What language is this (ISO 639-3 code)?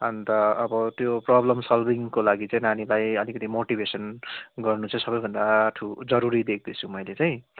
nep